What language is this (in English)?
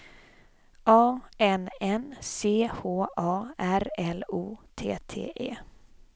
Swedish